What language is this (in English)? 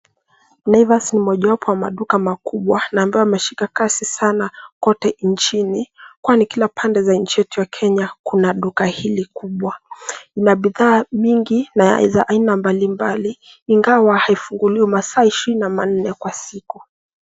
Swahili